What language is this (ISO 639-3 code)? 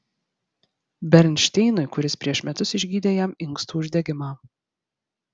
lit